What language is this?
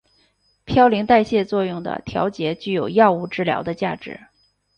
Chinese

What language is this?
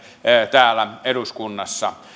Finnish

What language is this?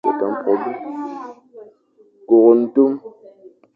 Fang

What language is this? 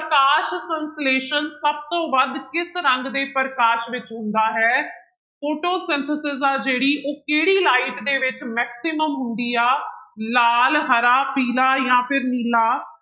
Punjabi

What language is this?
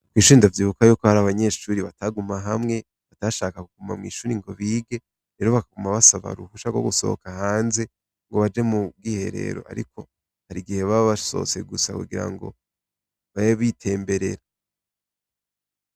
Rundi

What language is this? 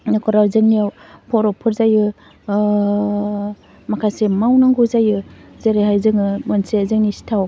Bodo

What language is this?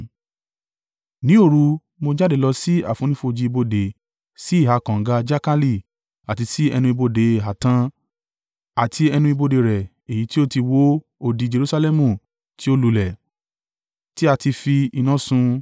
Yoruba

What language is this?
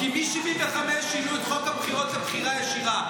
Hebrew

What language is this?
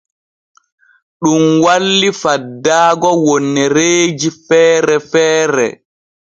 Borgu Fulfulde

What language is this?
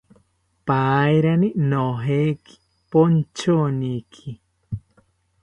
South Ucayali Ashéninka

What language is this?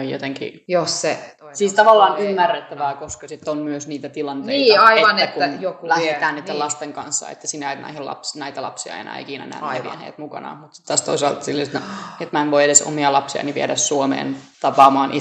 Finnish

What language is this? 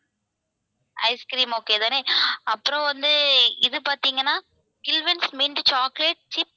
Tamil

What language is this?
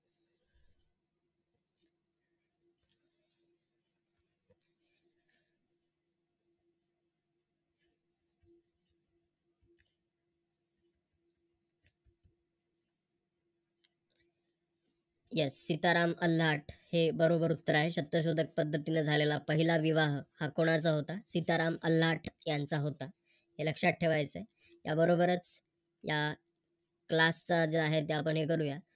Marathi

